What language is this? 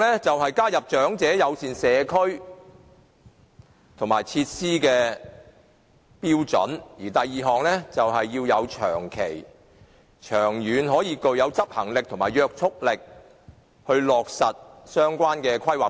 Cantonese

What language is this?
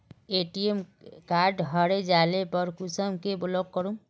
Magahi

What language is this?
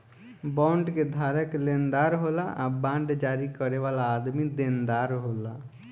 Bhojpuri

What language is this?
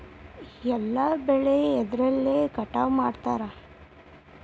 Kannada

